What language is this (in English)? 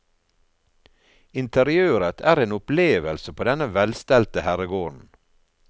Norwegian